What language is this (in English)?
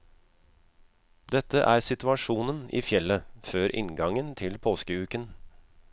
Norwegian